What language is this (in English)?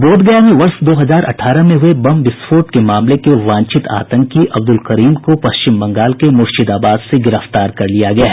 Hindi